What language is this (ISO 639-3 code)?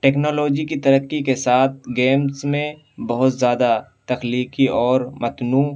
urd